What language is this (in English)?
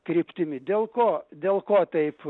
Lithuanian